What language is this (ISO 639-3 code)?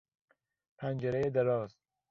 fas